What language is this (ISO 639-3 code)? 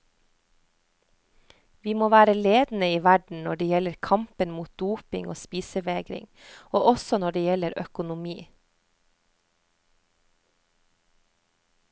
nor